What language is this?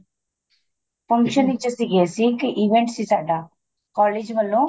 Punjabi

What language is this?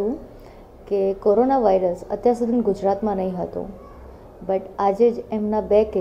Gujarati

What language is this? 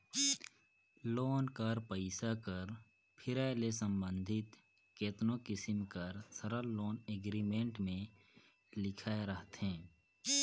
Chhattisgarhi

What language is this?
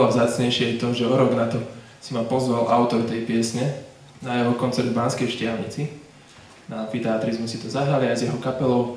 Slovak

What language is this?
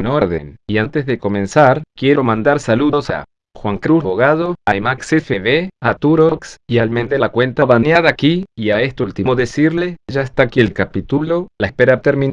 Spanish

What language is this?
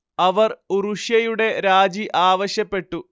Malayalam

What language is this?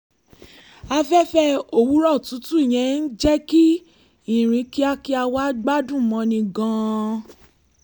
Yoruba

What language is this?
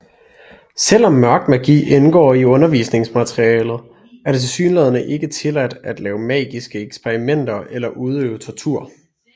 Danish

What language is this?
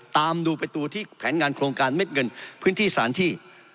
Thai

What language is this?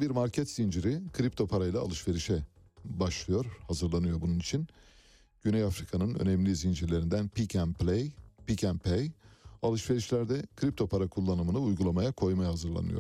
Turkish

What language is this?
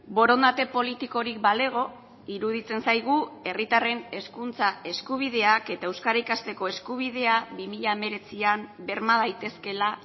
Basque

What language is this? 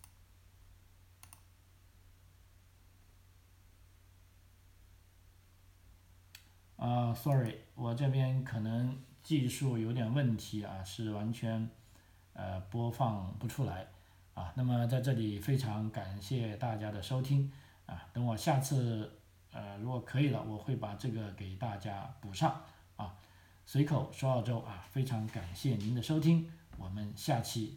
Chinese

